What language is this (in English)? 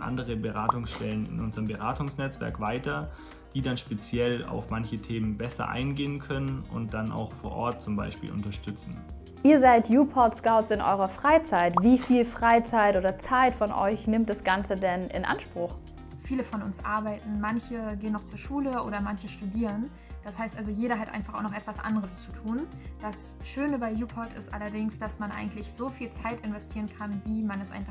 German